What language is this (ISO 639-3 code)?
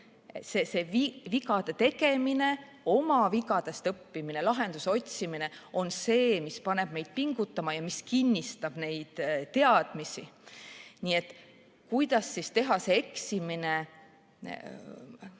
est